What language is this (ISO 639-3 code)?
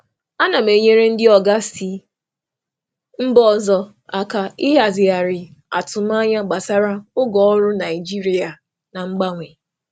ibo